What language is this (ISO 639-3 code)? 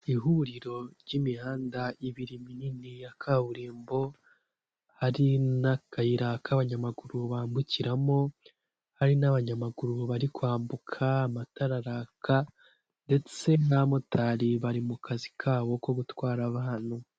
kin